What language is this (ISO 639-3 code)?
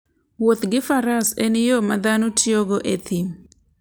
luo